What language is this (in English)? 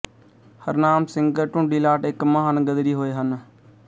Punjabi